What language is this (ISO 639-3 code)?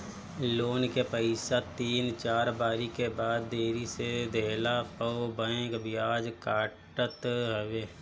bho